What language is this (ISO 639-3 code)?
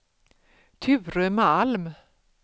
swe